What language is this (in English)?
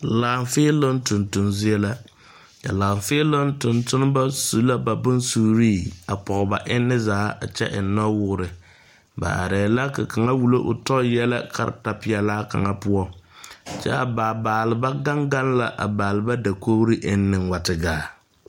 Southern Dagaare